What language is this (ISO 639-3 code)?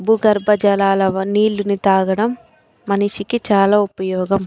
tel